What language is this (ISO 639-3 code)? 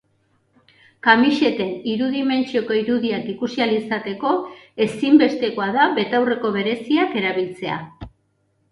eus